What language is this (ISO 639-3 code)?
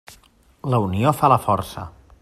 cat